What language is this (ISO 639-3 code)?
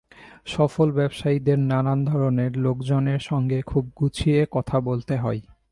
ben